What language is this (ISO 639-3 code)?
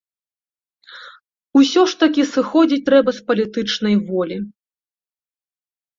bel